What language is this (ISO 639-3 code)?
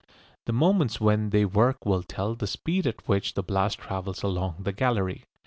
eng